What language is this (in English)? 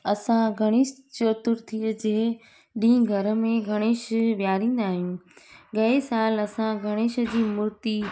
Sindhi